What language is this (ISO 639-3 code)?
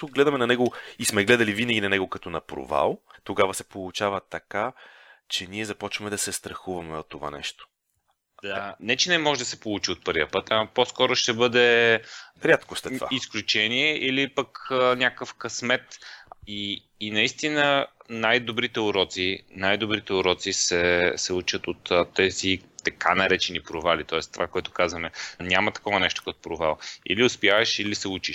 bul